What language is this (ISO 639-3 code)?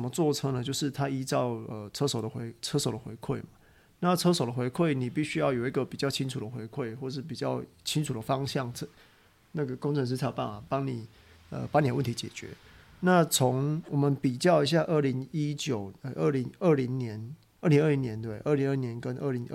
zho